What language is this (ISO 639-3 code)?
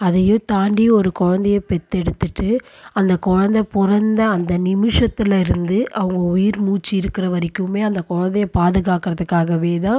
tam